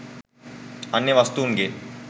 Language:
Sinhala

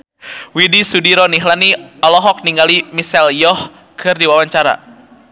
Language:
Sundanese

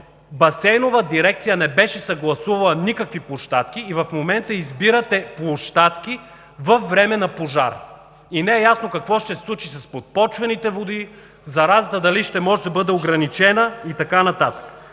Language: Bulgarian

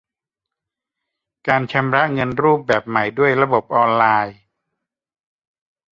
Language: Thai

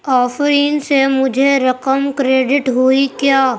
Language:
Urdu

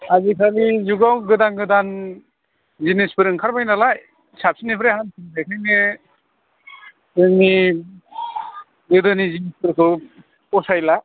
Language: Bodo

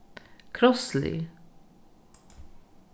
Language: Faroese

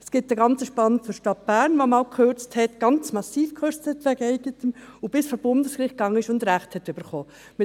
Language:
Swiss German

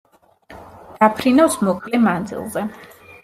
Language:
Georgian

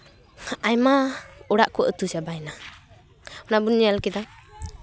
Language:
Santali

